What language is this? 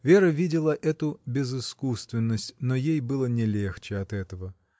Russian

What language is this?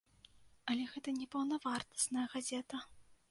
Belarusian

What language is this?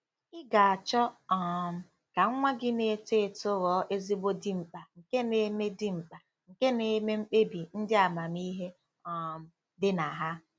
Igbo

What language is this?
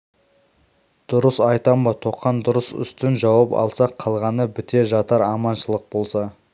Kazakh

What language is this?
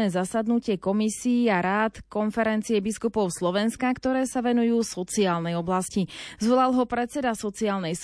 Slovak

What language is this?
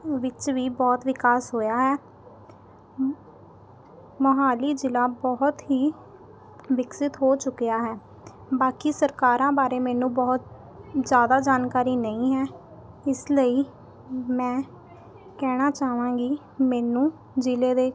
Punjabi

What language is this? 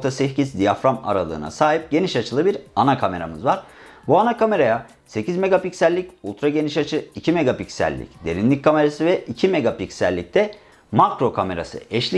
Turkish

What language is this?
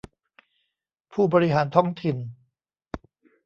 Thai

